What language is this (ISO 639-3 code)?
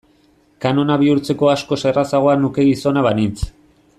eus